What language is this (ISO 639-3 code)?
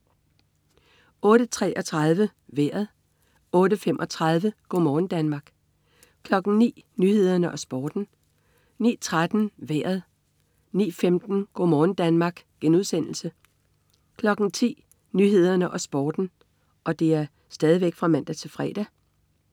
dan